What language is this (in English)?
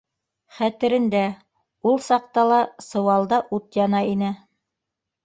Bashkir